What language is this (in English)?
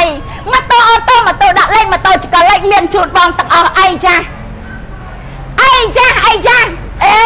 Thai